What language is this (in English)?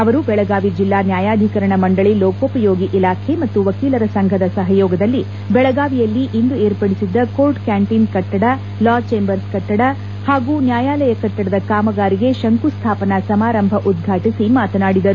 Kannada